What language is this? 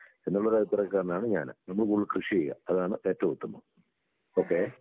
Malayalam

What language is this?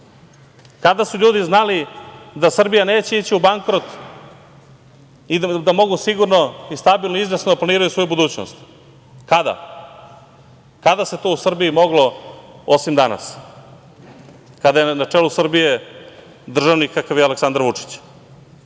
Serbian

